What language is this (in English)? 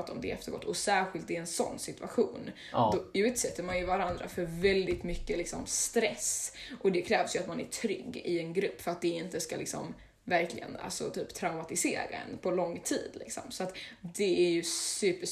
Swedish